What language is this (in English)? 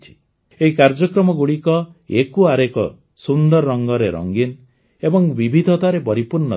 Odia